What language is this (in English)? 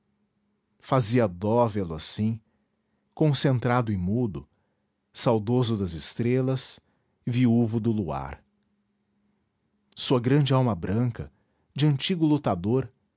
Portuguese